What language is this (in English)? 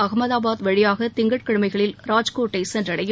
Tamil